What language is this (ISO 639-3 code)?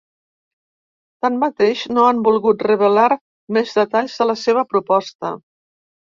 cat